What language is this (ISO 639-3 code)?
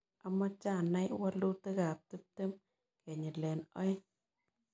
kln